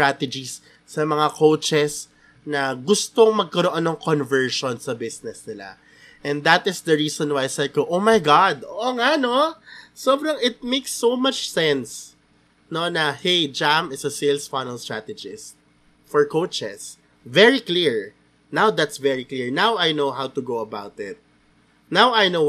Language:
Filipino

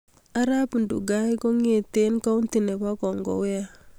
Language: Kalenjin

